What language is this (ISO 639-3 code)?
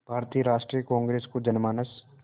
hin